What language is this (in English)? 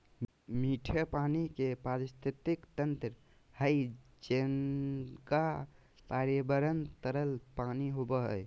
Magahi